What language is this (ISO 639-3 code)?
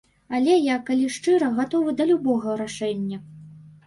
bel